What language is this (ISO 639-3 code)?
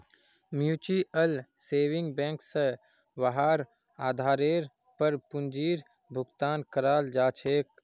mag